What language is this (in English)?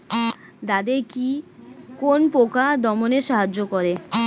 Bangla